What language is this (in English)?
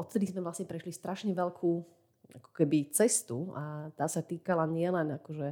Slovak